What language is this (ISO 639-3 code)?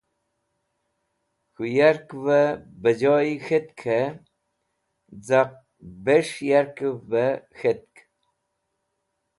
wbl